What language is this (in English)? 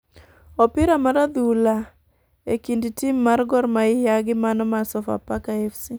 Luo (Kenya and Tanzania)